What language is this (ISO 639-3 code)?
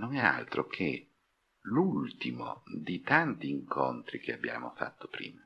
ita